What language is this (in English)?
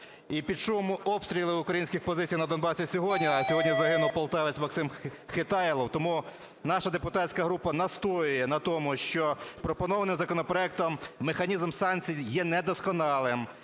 Ukrainian